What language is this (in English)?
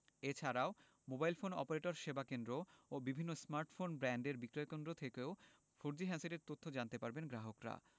Bangla